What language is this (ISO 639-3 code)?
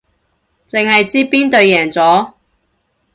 yue